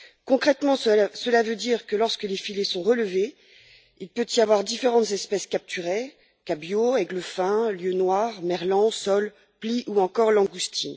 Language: French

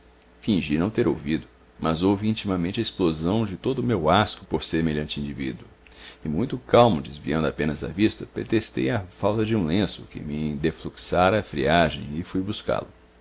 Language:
Portuguese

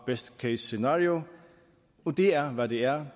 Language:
Danish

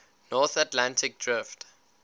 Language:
English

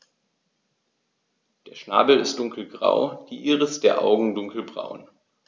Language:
German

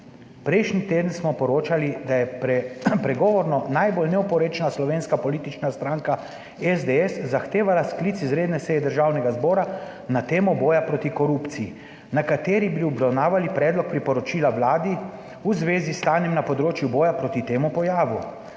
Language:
Slovenian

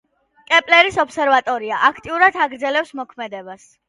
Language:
Georgian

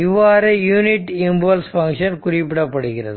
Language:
Tamil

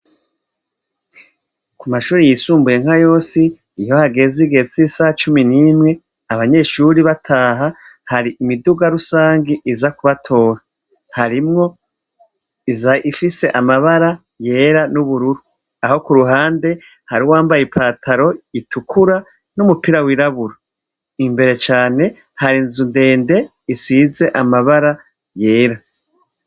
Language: Rundi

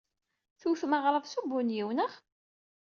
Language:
Kabyle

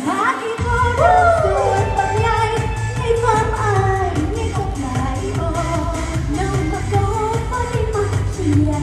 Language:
Thai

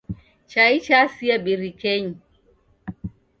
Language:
Taita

